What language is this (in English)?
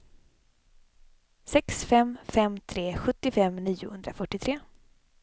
Swedish